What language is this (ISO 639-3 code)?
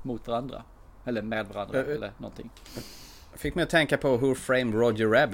swe